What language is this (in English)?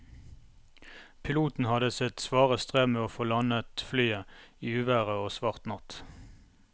Norwegian